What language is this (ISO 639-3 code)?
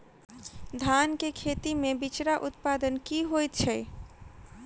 mai